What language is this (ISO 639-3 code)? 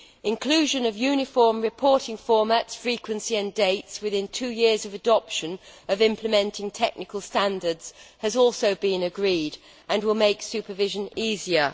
eng